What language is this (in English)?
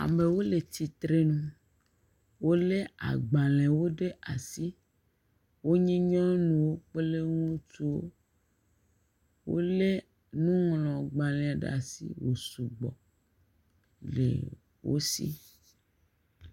Ewe